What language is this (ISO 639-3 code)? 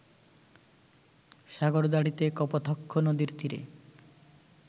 ben